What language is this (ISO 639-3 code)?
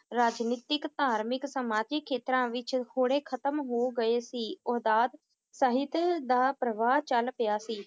pan